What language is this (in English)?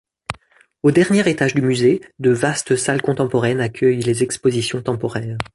French